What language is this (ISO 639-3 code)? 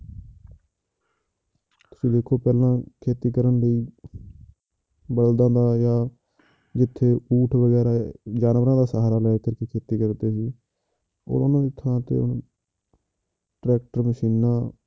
pan